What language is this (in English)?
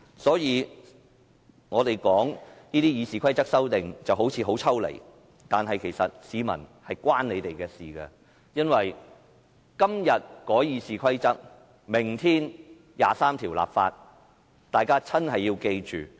Cantonese